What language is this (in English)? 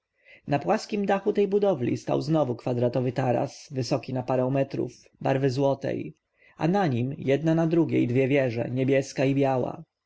Polish